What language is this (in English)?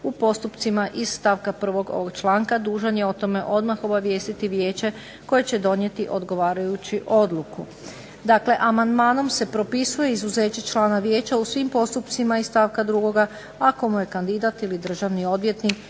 Croatian